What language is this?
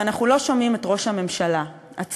Hebrew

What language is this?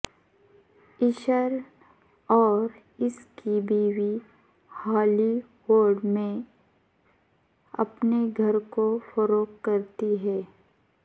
Urdu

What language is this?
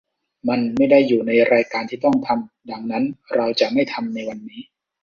Thai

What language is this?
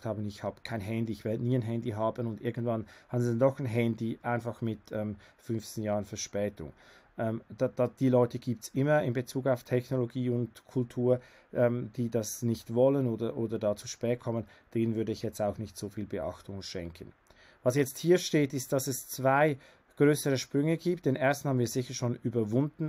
German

